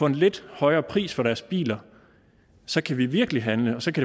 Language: Danish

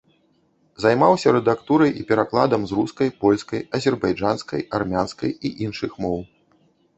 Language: Belarusian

